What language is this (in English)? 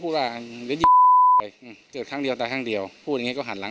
Thai